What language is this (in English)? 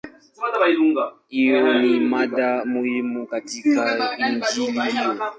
Swahili